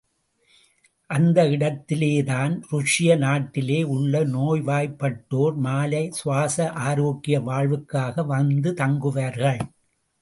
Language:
Tamil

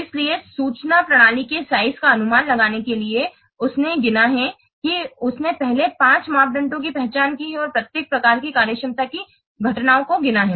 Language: Hindi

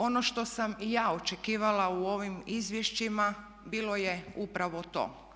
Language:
Croatian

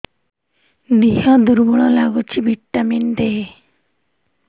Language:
Odia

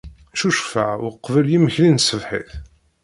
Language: Kabyle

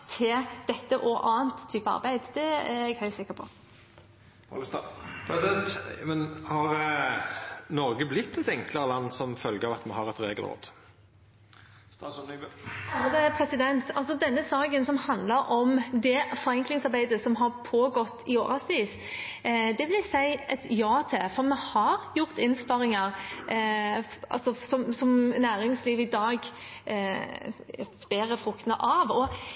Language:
Norwegian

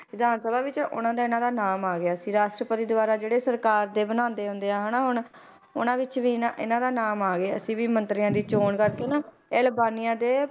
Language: Punjabi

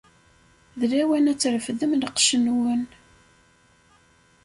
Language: Kabyle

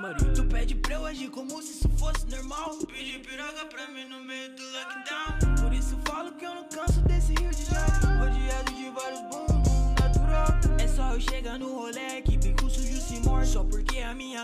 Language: Portuguese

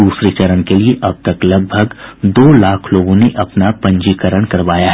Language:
Hindi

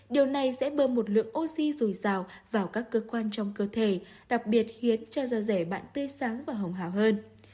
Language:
Vietnamese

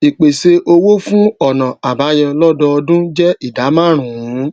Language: Yoruba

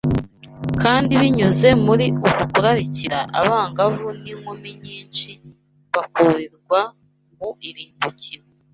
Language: Kinyarwanda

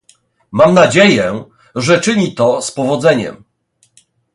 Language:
Polish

